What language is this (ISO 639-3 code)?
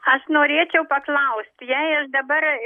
lit